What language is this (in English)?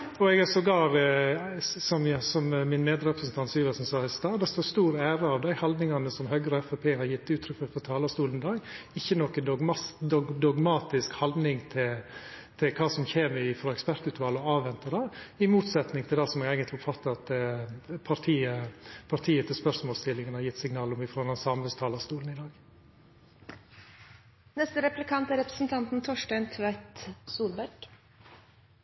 Norwegian Nynorsk